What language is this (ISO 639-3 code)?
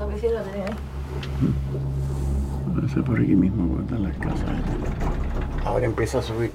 spa